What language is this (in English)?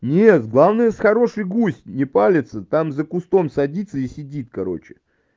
Russian